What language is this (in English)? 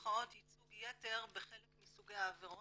Hebrew